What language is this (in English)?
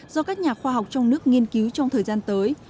Vietnamese